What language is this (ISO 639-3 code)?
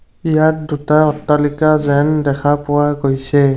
asm